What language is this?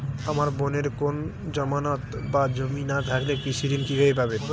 Bangla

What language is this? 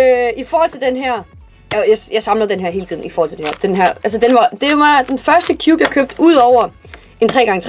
Danish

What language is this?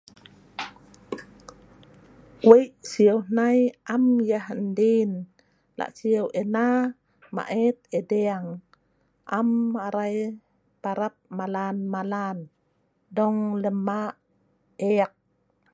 Sa'ban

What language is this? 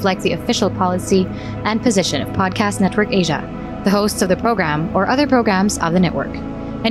Filipino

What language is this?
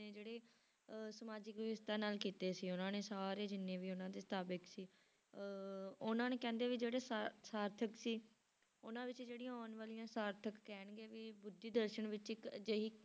Punjabi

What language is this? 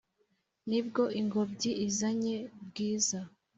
Kinyarwanda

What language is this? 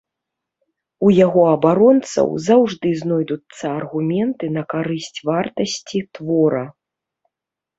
Belarusian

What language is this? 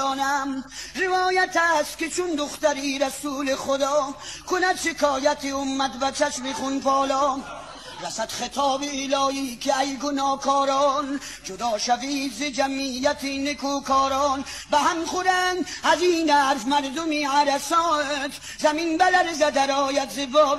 Persian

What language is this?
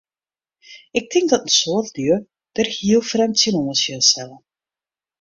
Western Frisian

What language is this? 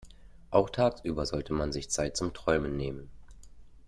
German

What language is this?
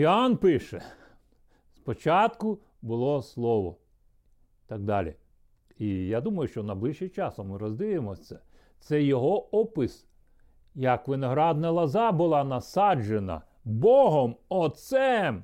Ukrainian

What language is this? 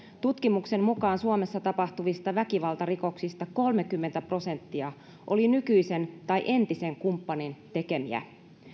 Finnish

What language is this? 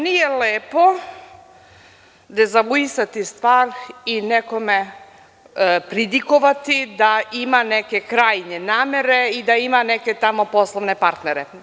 Serbian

